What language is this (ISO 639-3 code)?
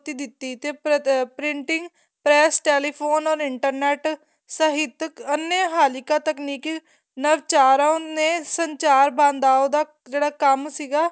pan